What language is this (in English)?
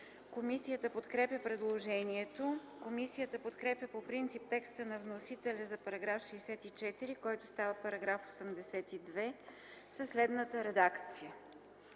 Bulgarian